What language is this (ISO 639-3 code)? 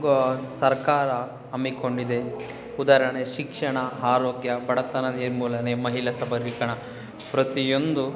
kan